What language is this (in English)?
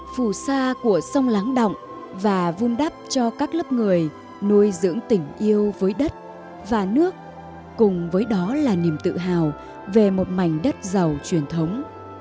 Vietnamese